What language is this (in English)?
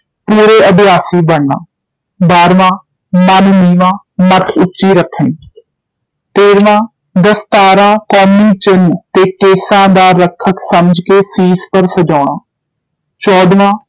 Punjabi